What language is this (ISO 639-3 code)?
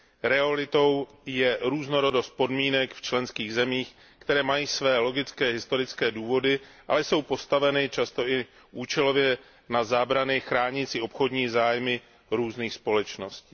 ces